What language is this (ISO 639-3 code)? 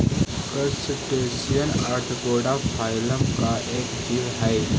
mag